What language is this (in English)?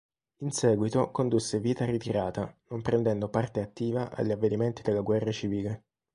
Italian